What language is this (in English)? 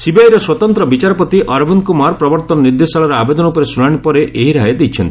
Odia